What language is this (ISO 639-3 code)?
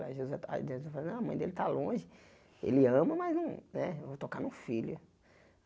por